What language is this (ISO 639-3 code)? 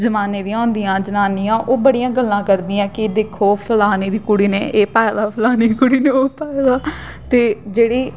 doi